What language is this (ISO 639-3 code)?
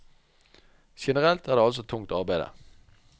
nor